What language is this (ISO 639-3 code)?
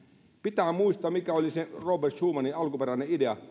fin